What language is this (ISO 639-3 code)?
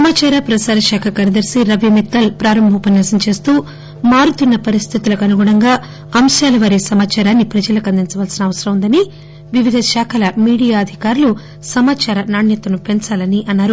tel